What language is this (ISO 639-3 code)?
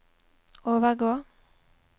nor